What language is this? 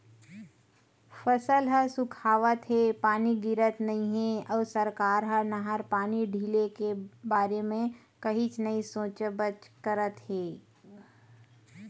Chhattisgarhi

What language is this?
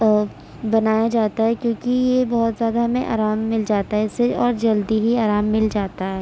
Urdu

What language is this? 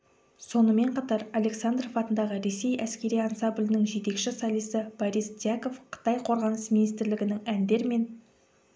Kazakh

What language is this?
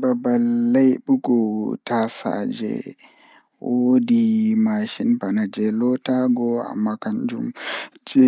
Fula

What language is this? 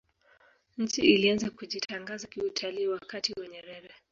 Swahili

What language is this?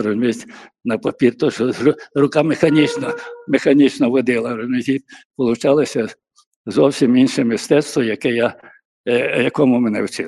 Ukrainian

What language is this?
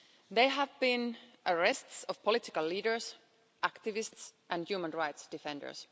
English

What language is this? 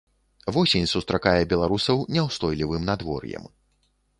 Belarusian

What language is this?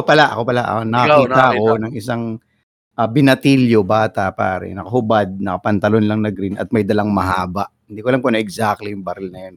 Filipino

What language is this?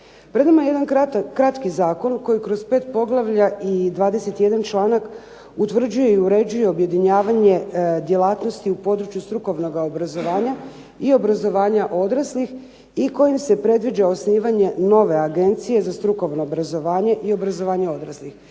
Croatian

